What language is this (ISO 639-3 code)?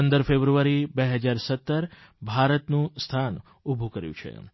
guj